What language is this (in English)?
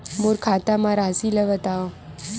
Chhattisgarhi